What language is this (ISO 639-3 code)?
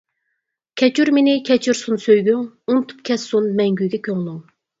uig